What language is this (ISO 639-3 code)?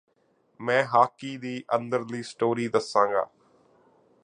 pan